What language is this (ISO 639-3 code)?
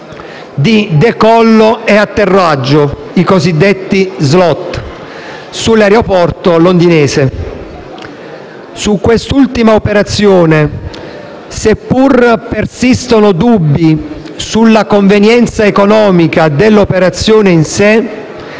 ita